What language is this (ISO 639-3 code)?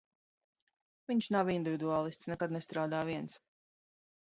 lav